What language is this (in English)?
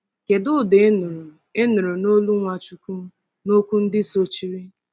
Igbo